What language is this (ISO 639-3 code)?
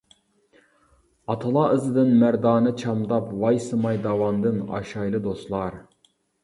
uig